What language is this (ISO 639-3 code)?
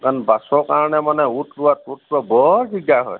asm